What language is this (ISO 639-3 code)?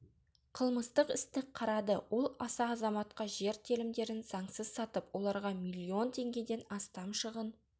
kaz